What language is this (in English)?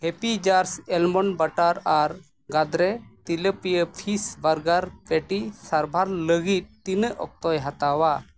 Santali